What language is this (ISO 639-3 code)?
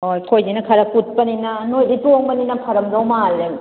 mni